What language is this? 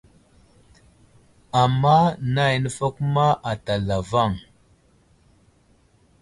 Wuzlam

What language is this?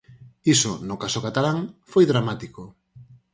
Galician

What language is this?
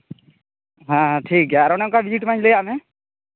Santali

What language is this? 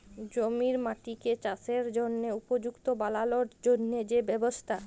Bangla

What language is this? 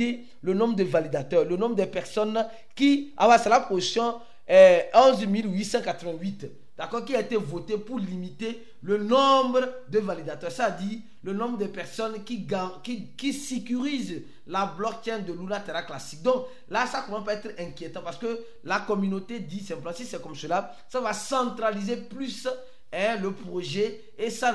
French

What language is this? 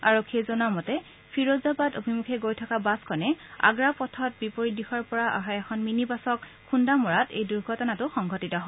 Assamese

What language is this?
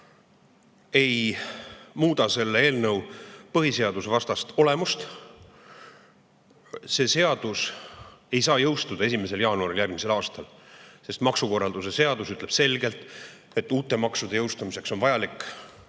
Estonian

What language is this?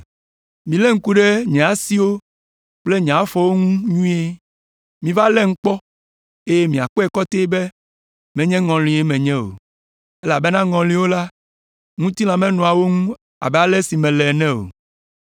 Ewe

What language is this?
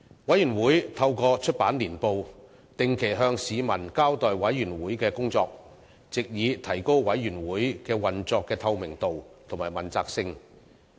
Cantonese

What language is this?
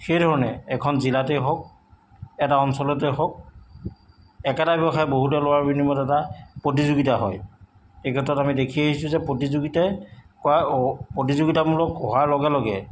Assamese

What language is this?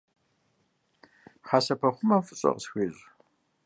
Kabardian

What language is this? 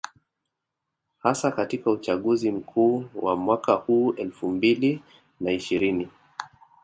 Swahili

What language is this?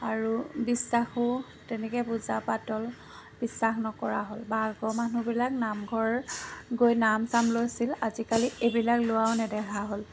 Assamese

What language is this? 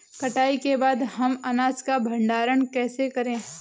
Hindi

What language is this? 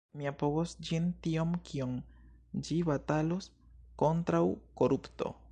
Esperanto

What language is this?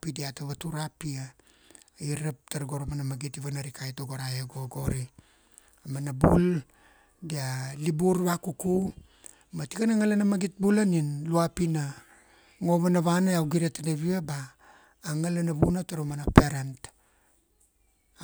Kuanua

